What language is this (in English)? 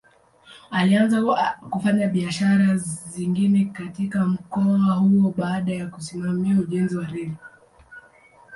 Swahili